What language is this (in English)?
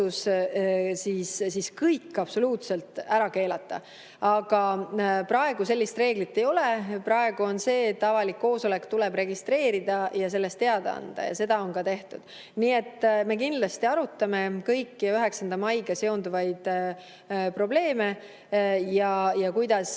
Estonian